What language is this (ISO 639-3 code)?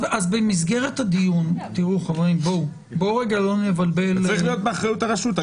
heb